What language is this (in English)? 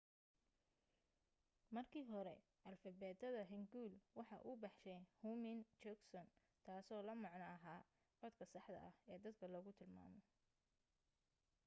Somali